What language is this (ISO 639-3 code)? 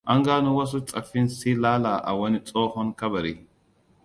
hau